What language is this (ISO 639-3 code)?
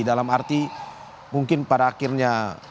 ind